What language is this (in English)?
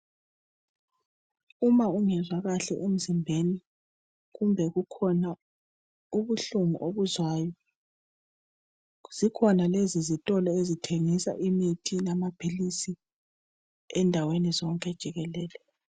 North Ndebele